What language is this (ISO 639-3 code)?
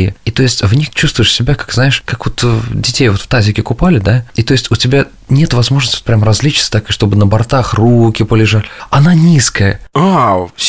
rus